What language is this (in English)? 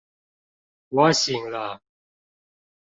Chinese